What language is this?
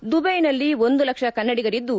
Kannada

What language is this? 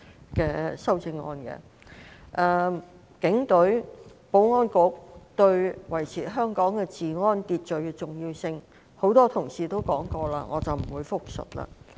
Cantonese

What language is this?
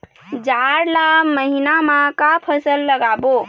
Chhattisgarhi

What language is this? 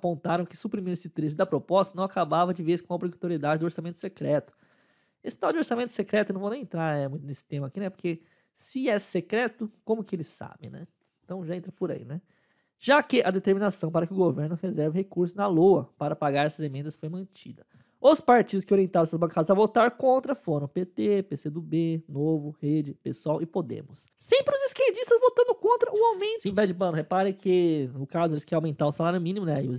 Portuguese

